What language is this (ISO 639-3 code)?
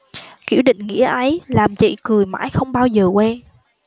vie